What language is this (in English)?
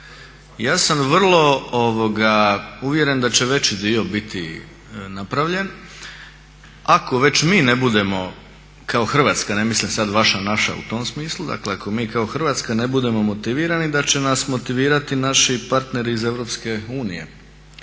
Croatian